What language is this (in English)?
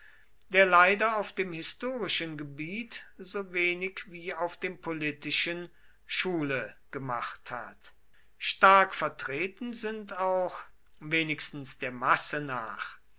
German